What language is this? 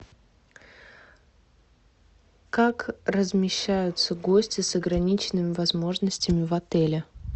Russian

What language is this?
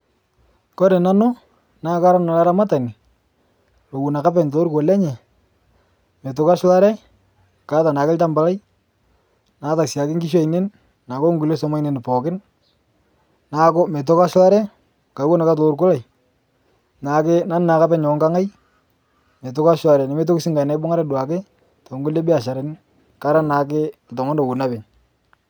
Masai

